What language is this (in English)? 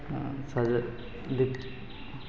Maithili